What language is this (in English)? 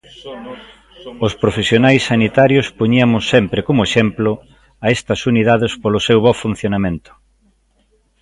Galician